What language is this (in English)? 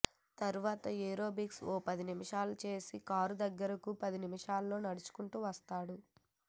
Telugu